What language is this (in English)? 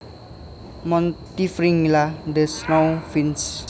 Javanese